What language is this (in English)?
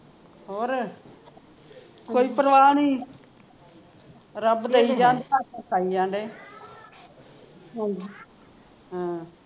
Punjabi